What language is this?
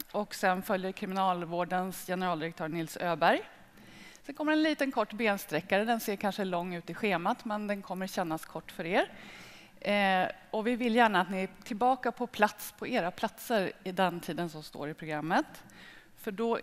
Swedish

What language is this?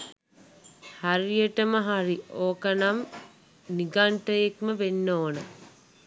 Sinhala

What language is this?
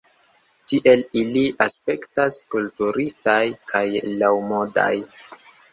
Esperanto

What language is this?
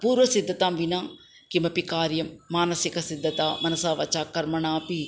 Sanskrit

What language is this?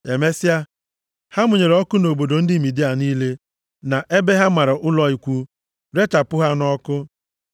Igbo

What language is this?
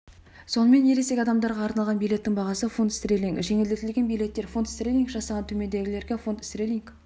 Kazakh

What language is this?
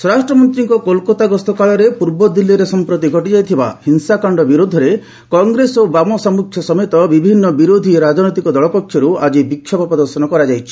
Odia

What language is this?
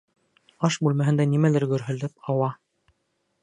Bashkir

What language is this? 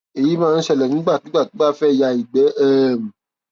Yoruba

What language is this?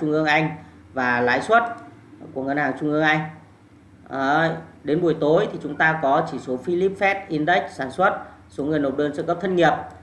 Vietnamese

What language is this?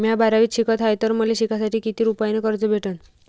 Marathi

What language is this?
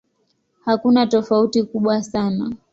Swahili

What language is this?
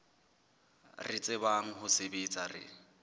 Southern Sotho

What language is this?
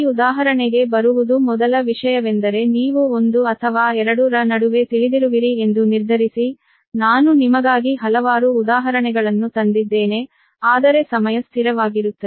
Kannada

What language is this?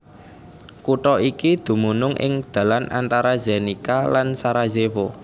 Javanese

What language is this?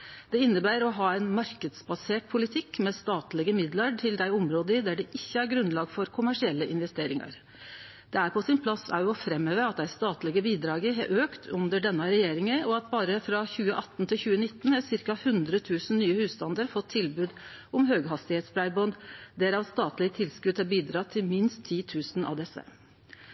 Norwegian Nynorsk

